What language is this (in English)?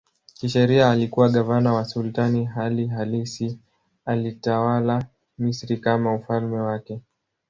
Swahili